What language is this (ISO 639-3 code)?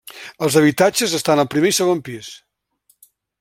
cat